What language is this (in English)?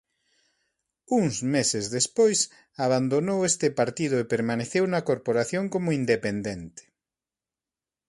Galician